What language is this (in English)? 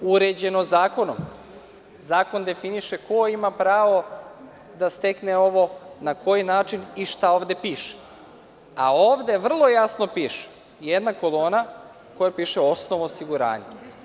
Serbian